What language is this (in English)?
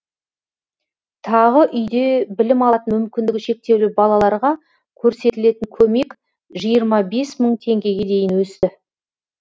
Kazakh